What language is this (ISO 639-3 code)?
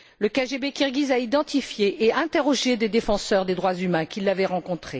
fra